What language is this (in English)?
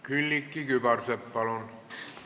Estonian